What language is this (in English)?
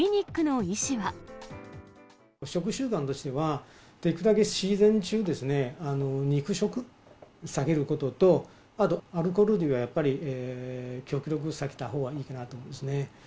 Japanese